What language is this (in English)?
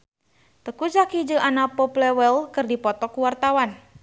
Sundanese